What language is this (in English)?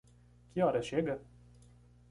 Portuguese